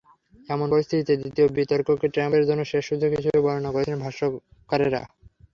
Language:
Bangla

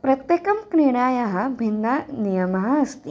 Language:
Sanskrit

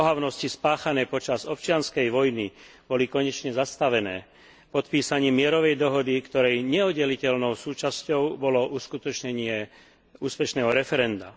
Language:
Slovak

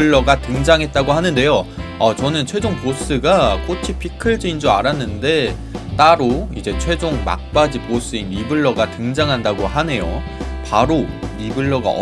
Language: Korean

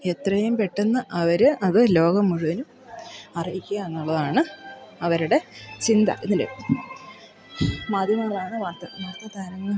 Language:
Malayalam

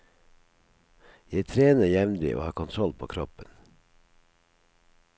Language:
Norwegian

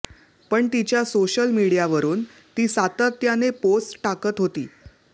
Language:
Marathi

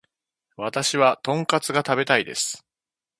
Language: Japanese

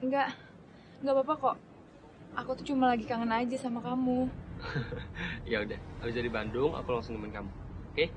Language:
Indonesian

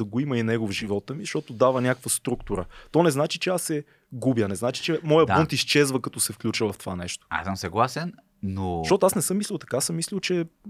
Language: Bulgarian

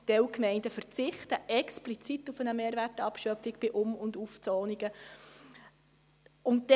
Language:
Swiss German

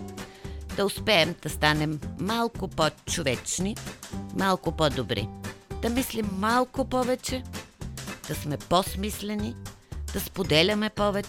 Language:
Bulgarian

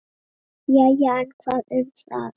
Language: Icelandic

